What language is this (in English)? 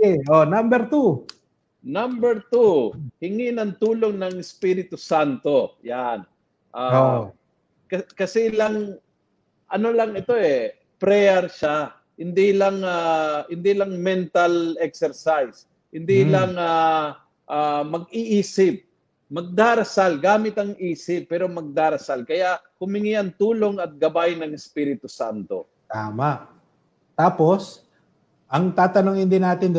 Filipino